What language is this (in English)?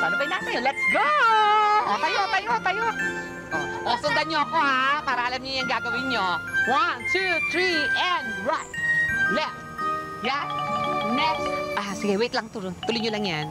Filipino